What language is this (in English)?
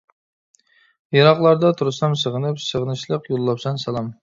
Uyghur